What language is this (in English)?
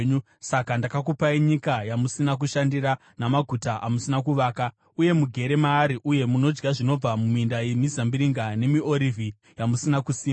Shona